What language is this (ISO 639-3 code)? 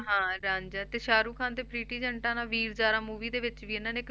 pan